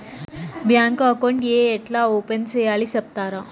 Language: Telugu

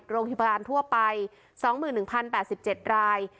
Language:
Thai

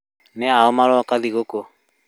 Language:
Kikuyu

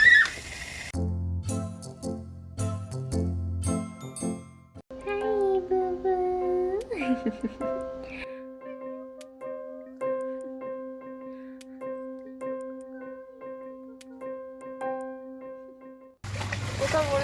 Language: Korean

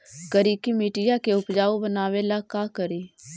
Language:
Magahi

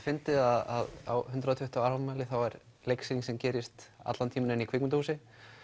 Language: Icelandic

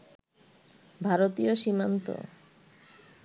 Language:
Bangla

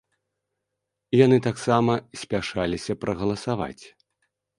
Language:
Belarusian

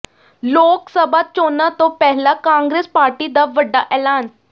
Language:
Punjabi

